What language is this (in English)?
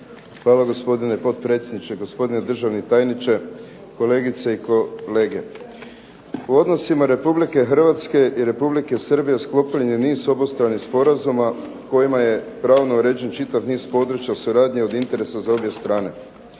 Croatian